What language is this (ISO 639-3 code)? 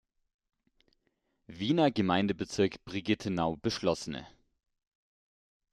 deu